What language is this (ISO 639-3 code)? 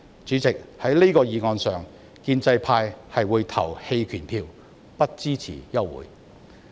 yue